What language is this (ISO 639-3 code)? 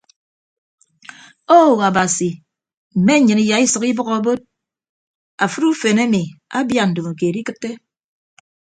ibb